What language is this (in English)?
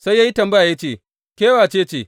Hausa